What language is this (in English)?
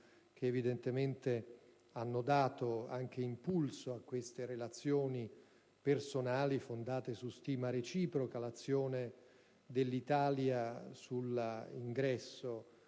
Italian